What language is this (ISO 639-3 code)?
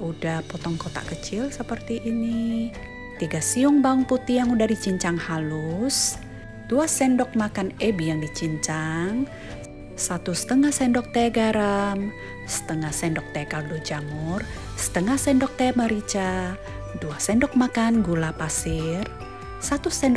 ind